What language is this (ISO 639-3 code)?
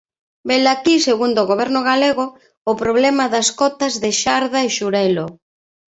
glg